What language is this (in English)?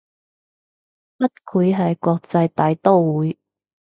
Cantonese